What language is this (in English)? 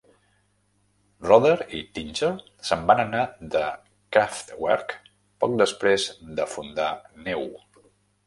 Catalan